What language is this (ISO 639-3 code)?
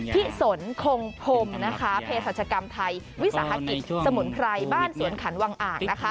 tha